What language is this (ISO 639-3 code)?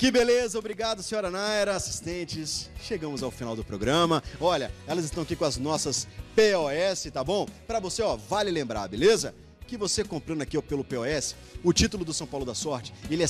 por